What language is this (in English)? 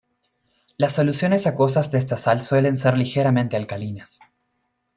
Spanish